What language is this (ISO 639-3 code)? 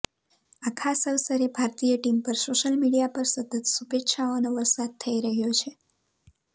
guj